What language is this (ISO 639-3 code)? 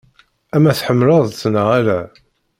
kab